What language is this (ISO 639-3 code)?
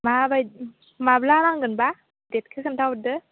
brx